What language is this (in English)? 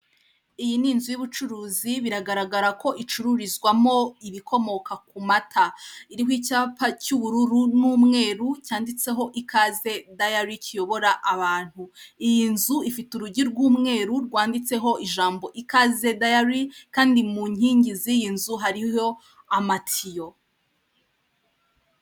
Kinyarwanda